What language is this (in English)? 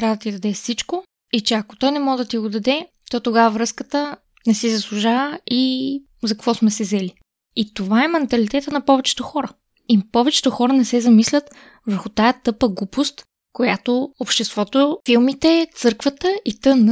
Bulgarian